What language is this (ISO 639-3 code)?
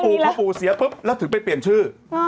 tha